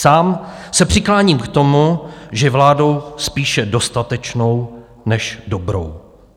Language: Czech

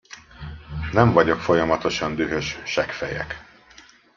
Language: Hungarian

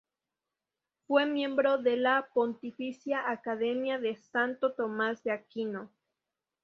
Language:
Spanish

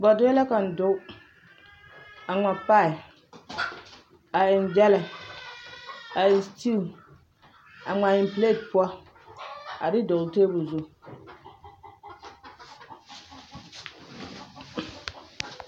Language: Southern Dagaare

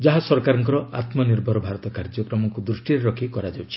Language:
Odia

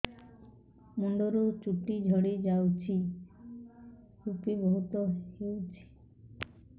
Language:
Odia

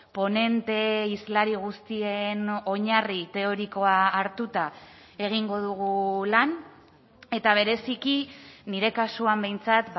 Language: Basque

